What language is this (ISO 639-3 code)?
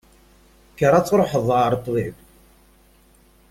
kab